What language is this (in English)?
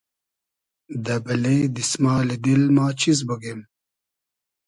Hazaragi